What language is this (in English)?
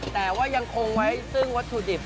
Thai